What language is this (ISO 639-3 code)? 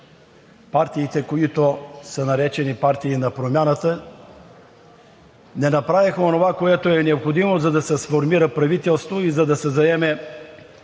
bul